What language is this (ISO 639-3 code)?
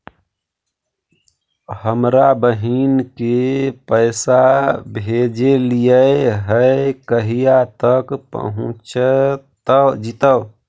mag